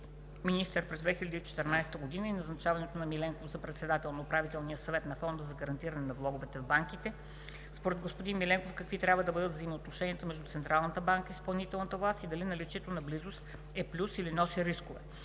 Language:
Bulgarian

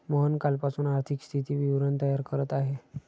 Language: Marathi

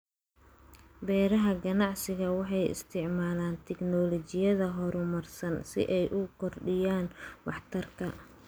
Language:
Somali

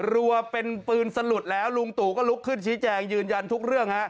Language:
Thai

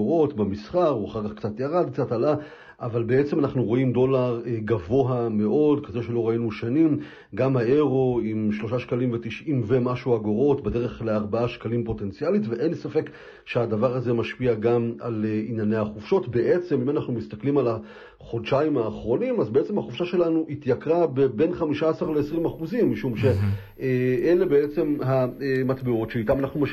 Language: Hebrew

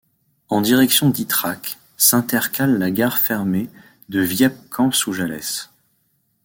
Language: French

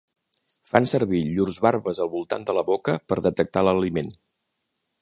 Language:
Catalan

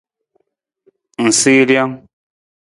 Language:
Nawdm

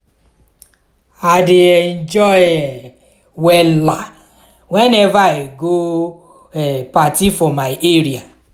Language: Nigerian Pidgin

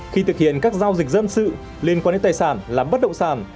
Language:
Vietnamese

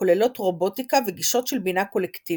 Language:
Hebrew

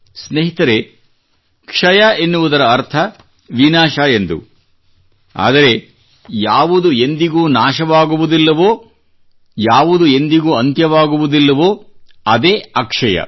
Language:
Kannada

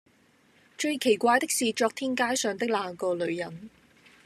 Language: Cantonese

